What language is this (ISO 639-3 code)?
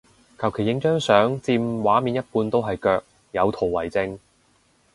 yue